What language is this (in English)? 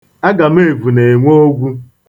Igbo